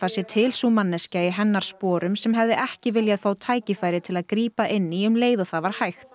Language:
Icelandic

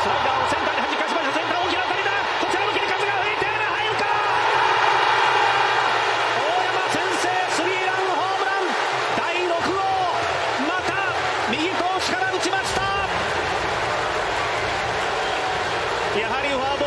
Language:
Japanese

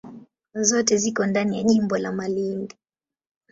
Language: Swahili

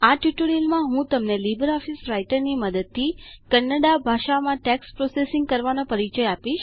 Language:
Gujarati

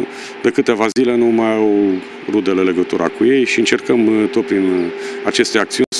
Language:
Romanian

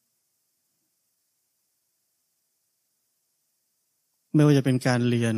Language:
Thai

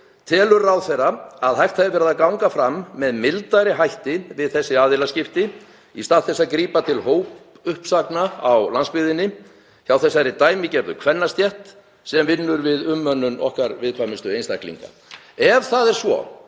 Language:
Icelandic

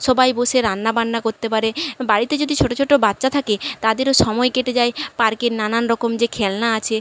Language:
Bangla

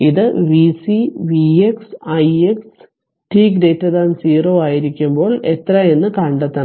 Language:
Malayalam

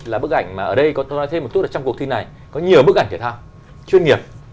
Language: Vietnamese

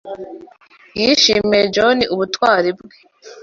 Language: Kinyarwanda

